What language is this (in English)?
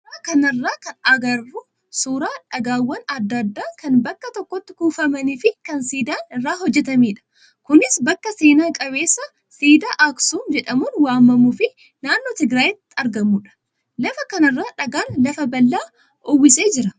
Oromo